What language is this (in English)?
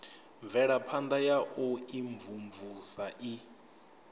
Venda